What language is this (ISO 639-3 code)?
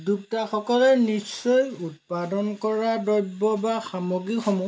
asm